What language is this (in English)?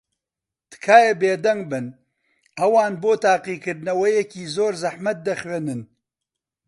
Central Kurdish